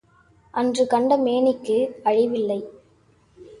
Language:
Tamil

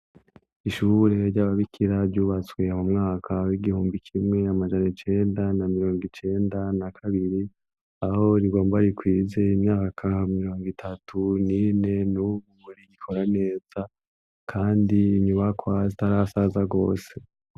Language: Rundi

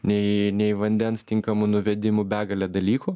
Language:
Lithuanian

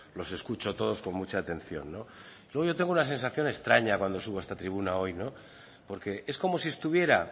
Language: Spanish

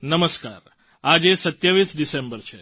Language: Gujarati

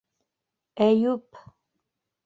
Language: Bashkir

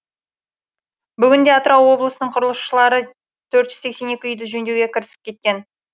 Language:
Kazakh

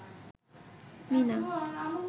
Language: Bangla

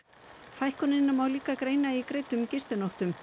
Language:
Icelandic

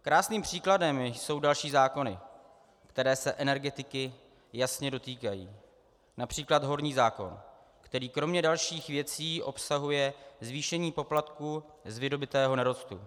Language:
Czech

